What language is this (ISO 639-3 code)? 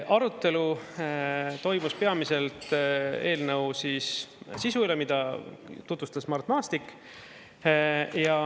est